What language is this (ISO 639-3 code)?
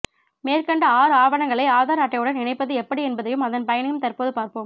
tam